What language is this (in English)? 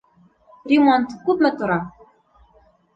Bashkir